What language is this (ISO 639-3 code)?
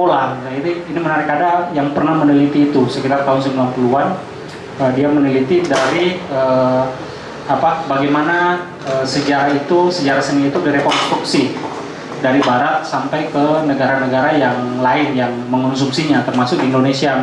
ind